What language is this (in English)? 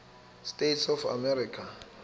Zulu